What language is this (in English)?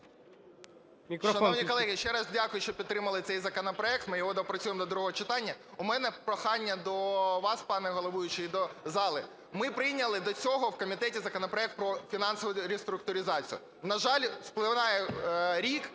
Ukrainian